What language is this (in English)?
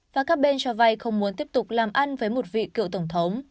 Vietnamese